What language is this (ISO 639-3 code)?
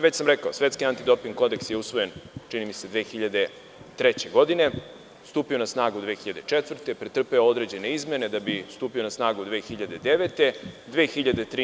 srp